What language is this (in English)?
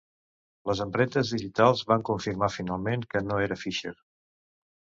Catalan